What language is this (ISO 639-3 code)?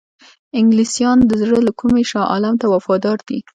pus